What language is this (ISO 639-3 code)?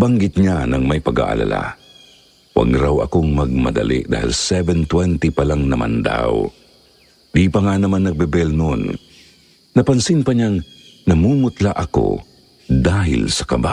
fil